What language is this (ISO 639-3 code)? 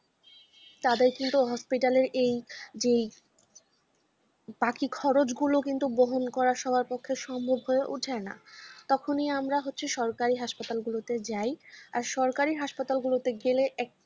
ben